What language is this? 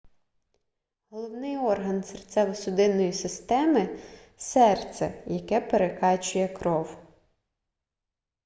Ukrainian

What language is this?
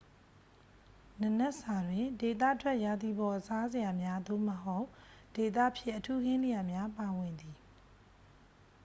Burmese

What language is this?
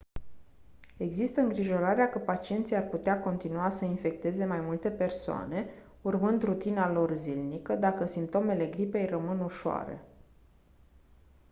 Romanian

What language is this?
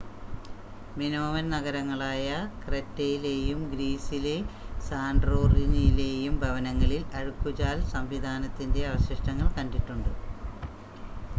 Malayalam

